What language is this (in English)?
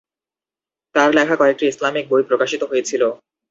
Bangla